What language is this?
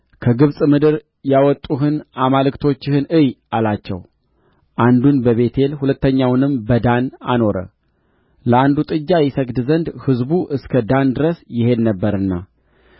Amharic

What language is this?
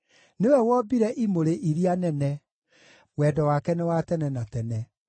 Kikuyu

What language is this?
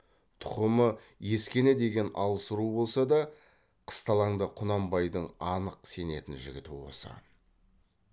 Kazakh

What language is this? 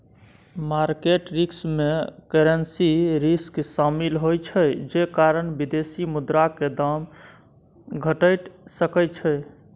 Maithili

